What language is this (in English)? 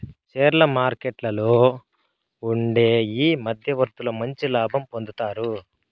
Telugu